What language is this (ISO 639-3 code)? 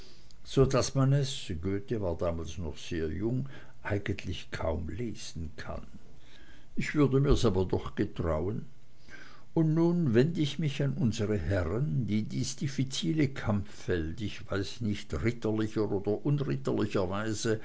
deu